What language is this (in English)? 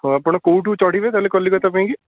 Odia